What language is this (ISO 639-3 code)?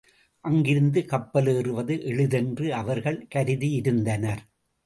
tam